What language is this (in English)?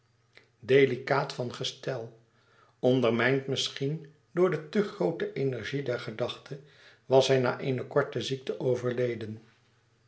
Dutch